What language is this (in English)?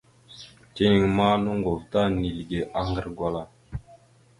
Mada (Cameroon)